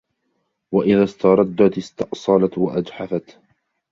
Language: Arabic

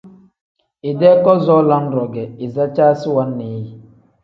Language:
Tem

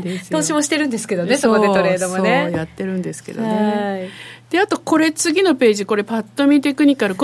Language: Japanese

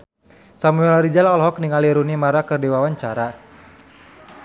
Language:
Sundanese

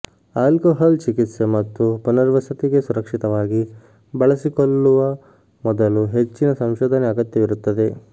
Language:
Kannada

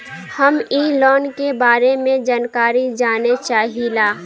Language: Bhojpuri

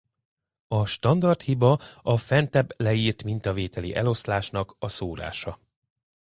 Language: Hungarian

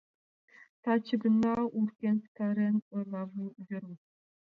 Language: Mari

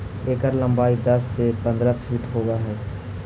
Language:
Magahi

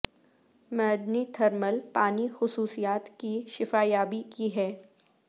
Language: Urdu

